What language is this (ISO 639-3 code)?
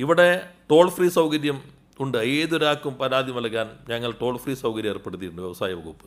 mal